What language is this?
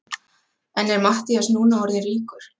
Icelandic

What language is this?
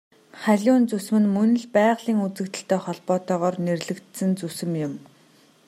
Mongolian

